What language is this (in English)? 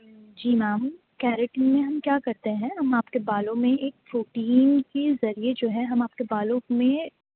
Urdu